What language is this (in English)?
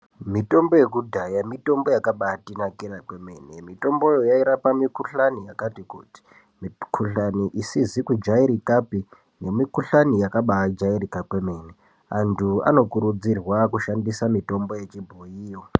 Ndau